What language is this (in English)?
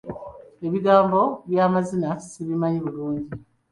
Ganda